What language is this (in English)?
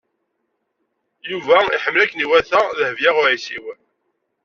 Kabyle